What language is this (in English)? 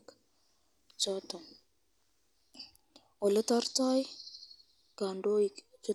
Kalenjin